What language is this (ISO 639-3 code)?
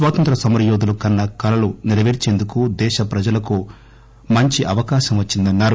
tel